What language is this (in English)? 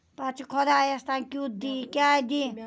Kashmiri